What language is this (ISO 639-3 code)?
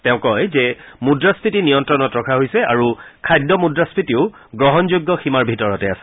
asm